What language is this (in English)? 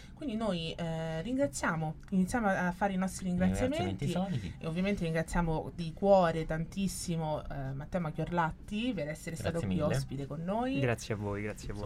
Italian